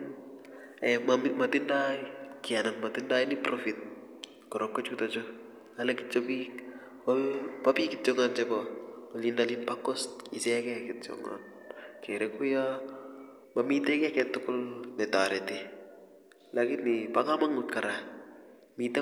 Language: Kalenjin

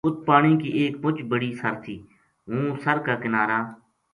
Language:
Gujari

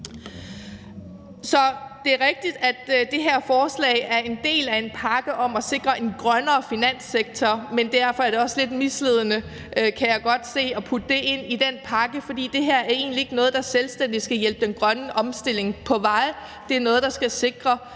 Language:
Danish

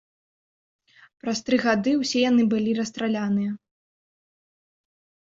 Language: Belarusian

